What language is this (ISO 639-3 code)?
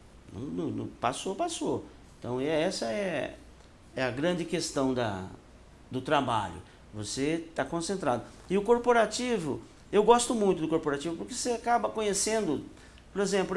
por